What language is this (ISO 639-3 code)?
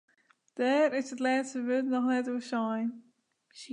fry